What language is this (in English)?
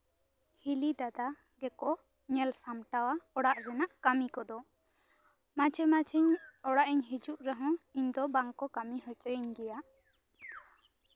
Santali